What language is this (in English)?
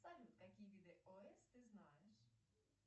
Russian